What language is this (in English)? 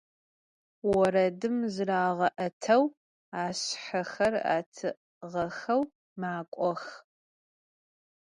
Adyghe